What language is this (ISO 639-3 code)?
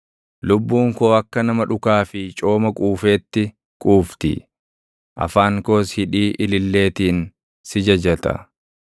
orm